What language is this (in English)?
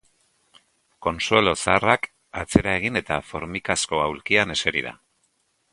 Basque